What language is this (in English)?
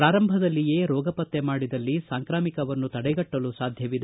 Kannada